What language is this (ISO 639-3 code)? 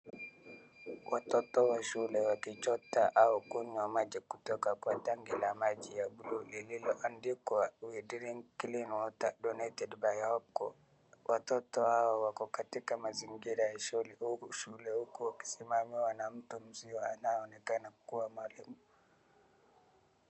swa